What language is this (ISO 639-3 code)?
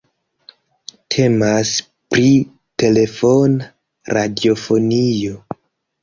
epo